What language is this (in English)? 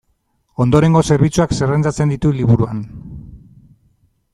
Basque